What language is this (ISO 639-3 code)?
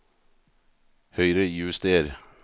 nor